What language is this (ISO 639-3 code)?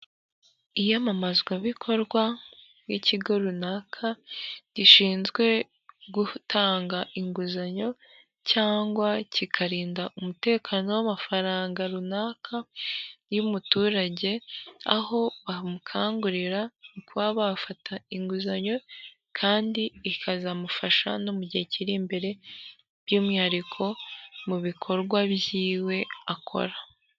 kin